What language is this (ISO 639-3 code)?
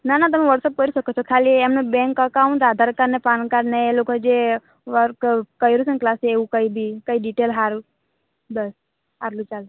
guj